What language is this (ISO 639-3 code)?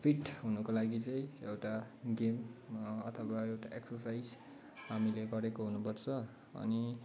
nep